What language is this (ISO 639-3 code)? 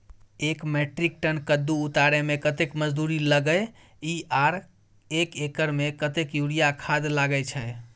mai